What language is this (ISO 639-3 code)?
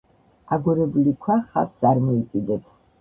kat